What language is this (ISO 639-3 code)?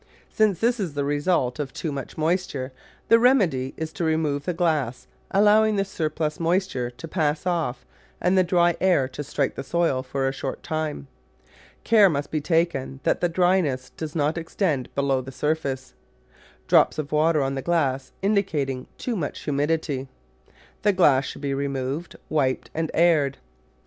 eng